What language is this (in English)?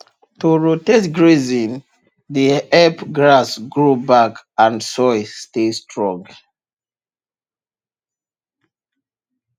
Nigerian Pidgin